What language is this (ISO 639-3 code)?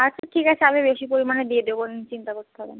ben